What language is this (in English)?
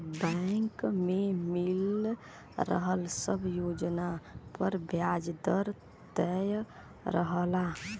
Bhojpuri